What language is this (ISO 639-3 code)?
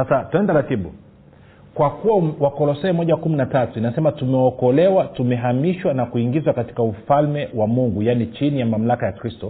swa